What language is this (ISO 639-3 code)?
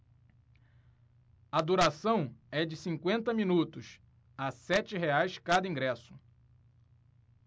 por